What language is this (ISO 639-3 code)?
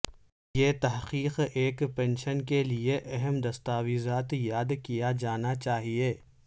urd